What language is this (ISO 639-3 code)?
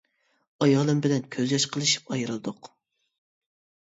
uig